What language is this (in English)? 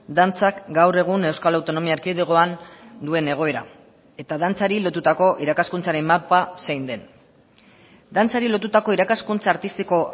Basque